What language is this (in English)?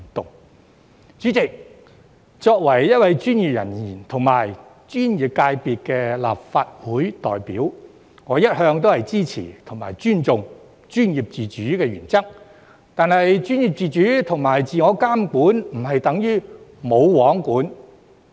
Cantonese